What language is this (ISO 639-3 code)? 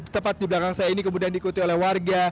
ind